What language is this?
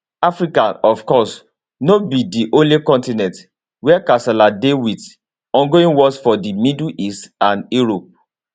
Nigerian Pidgin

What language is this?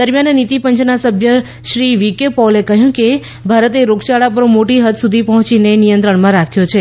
Gujarati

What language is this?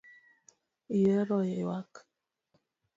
Luo (Kenya and Tanzania)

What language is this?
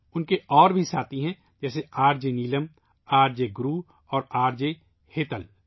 Urdu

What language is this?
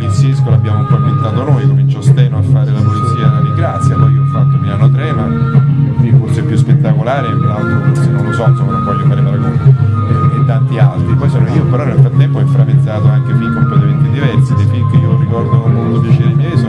Italian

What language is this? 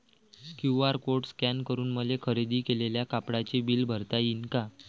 Marathi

